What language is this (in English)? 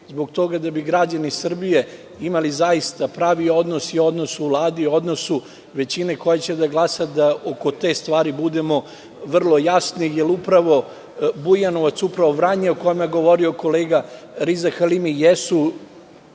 Serbian